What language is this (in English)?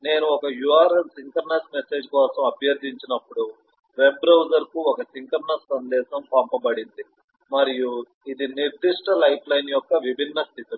Telugu